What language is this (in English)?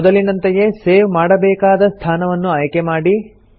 Kannada